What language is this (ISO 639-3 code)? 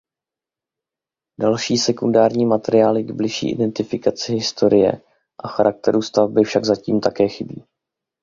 ces